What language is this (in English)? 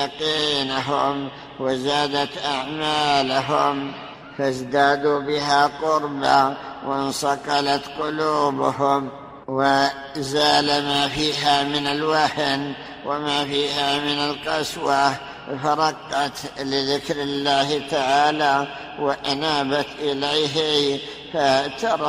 Arabic